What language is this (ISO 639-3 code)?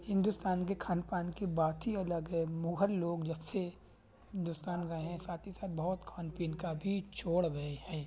urd